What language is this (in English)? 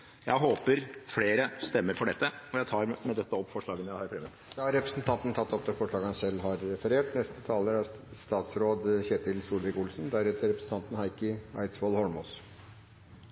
Norwegian Bokmål